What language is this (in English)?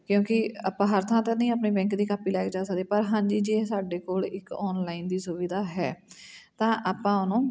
Punjabi